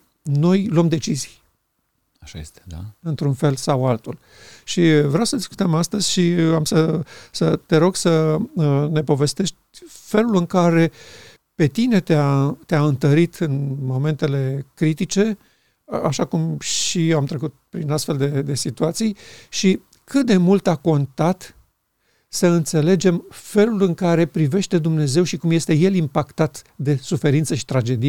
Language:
Romanian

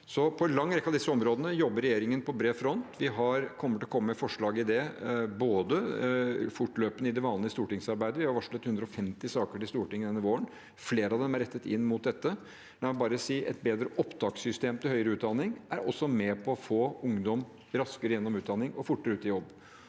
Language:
Norwegian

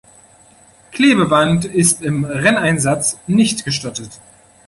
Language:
German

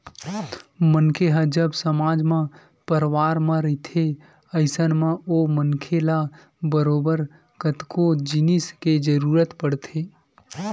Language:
Chhattisgarhi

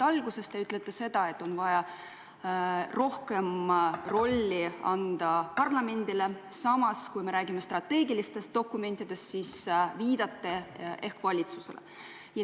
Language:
Estonian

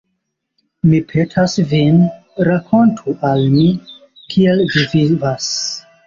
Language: Esperanto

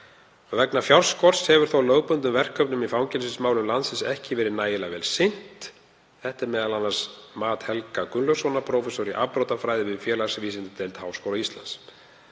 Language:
Icelandic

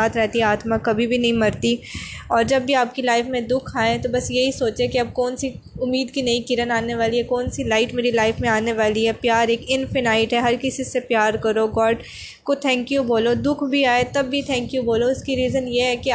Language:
Urdu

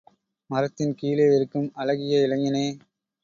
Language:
Tamil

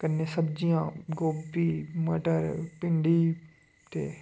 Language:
Dogri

